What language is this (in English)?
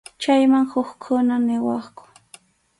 Arequipa-La Unión Quechua